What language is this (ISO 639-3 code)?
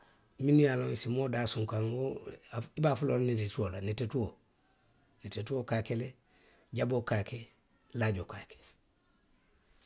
mlq